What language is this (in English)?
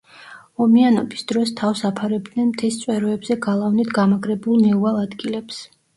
Georgian